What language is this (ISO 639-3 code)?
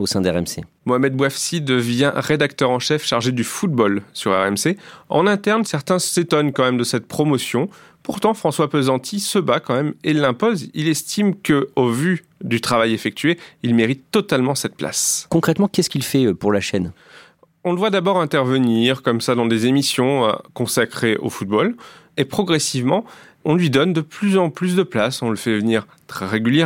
fra